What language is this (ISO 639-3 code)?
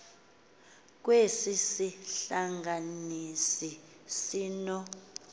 xho